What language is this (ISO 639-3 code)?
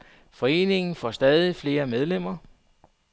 dan